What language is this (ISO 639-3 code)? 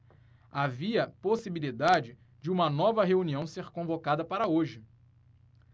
por